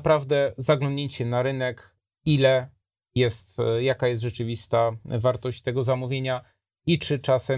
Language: Polish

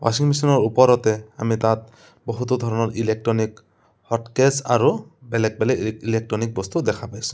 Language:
Assamese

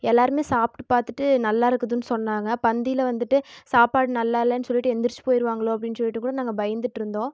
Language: Tamil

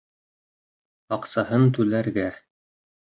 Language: Bashkir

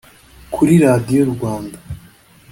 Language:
Kinyarwanda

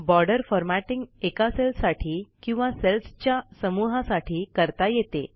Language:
Marathi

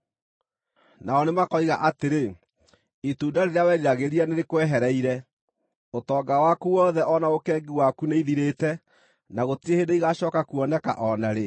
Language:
Kikuyu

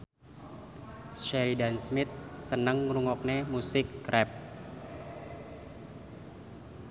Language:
Javanese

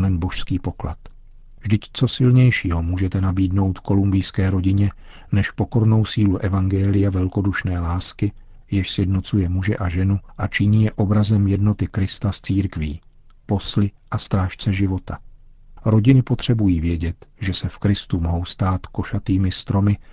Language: Czech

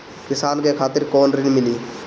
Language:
Bhojpuri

